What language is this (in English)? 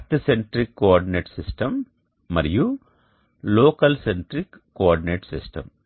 Telugu